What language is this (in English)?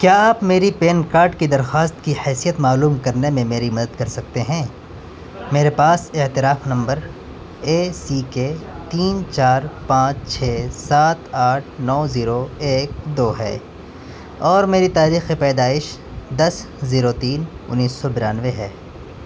Urdu